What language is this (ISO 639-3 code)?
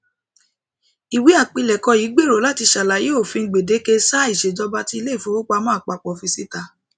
yor